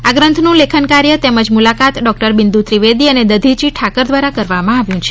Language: Gujarati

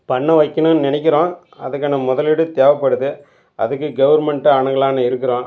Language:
Tamil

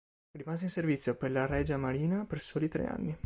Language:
Italian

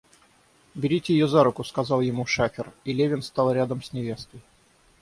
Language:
Russian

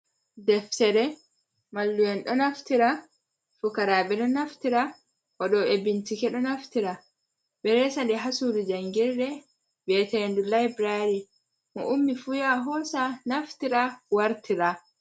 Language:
Fula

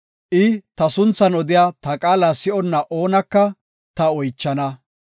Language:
Gofa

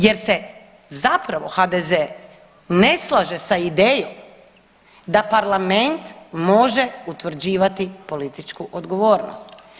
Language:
Croatian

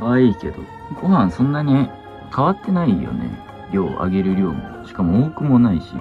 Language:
Japanese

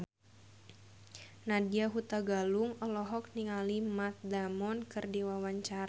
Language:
Sundanese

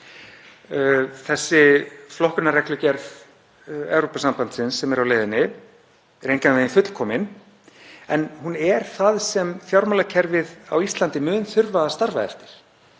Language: Icelandic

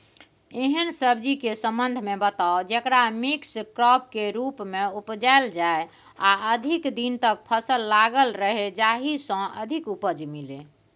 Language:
Maithili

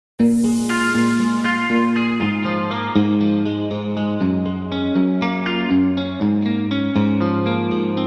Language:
English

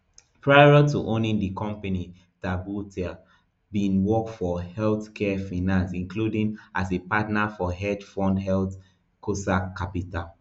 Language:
Nigerian Pidgin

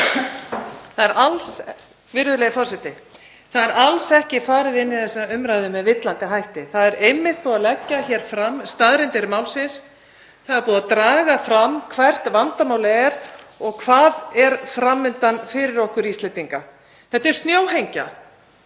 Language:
Icelandic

